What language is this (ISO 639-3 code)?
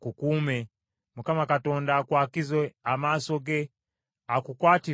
lug